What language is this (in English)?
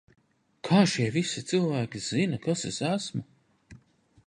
Latvian